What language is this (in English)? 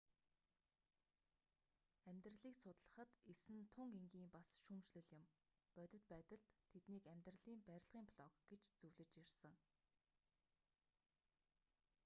Mongolian